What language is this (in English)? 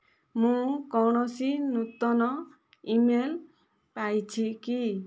Odia